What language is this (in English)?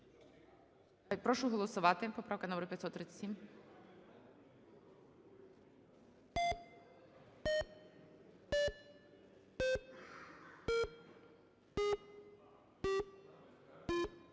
Ukrainian